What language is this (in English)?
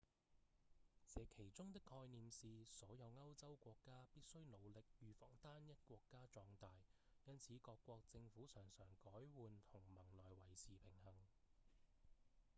Cantonese